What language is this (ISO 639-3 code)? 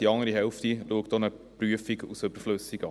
gsw